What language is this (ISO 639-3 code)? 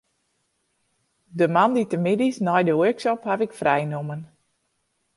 fry